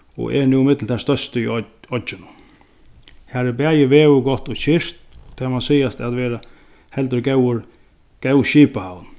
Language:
Faroese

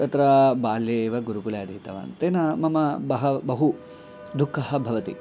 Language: Sanskrit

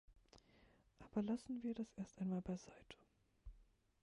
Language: German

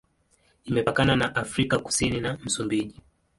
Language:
Swahili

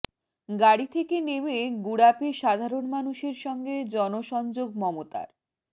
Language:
Bangla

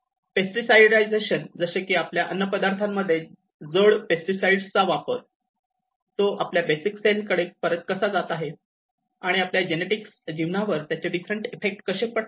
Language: Marathi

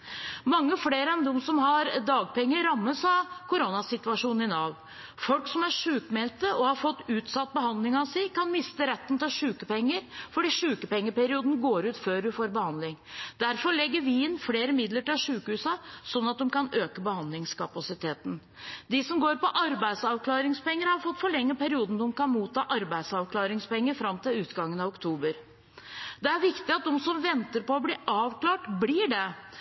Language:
Norwegian Bokmål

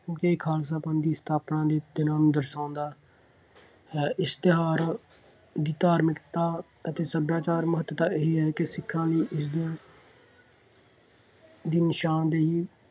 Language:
Punjabi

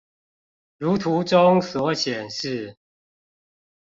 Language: Chinese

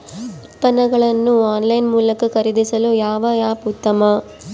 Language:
Kannada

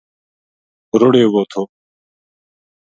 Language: Gujari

